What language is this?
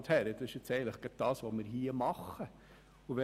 Swiss German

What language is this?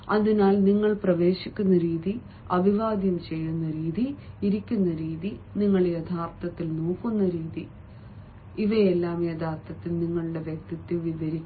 Malayalam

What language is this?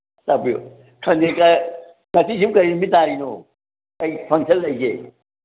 Manipuri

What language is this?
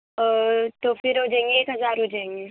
Urdu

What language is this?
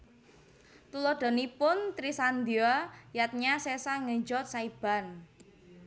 Javanese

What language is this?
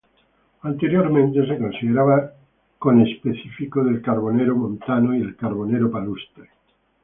Spanish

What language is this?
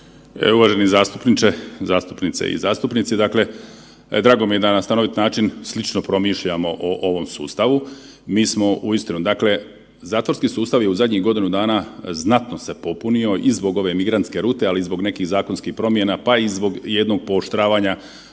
Croatian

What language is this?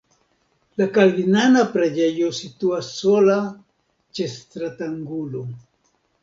Esperanto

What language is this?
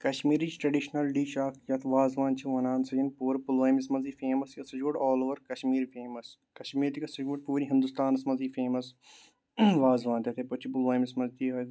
Kashmiri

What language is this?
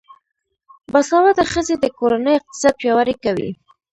Pashto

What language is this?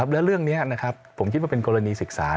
Thai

